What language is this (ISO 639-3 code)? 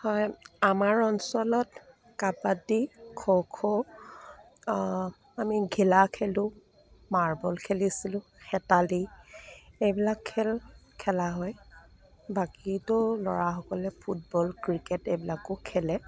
asm